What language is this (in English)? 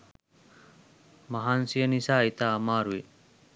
Sinhala